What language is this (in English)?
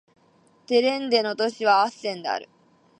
Japanese